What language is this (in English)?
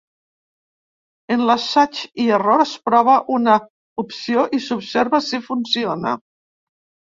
Catalan